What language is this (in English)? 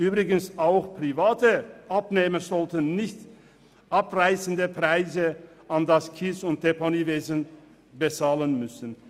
Swiss German